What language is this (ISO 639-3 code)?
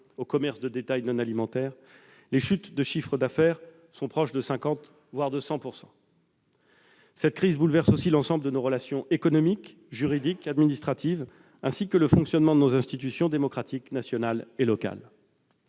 fra